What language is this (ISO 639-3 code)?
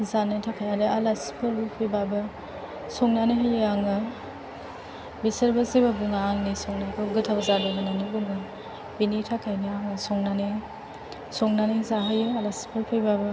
brx